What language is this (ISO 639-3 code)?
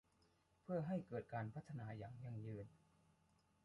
tha